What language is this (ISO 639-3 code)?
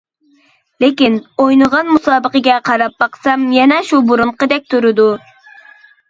uig